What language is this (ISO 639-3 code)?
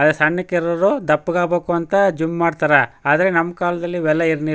kan